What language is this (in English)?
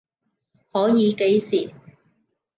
Cantonese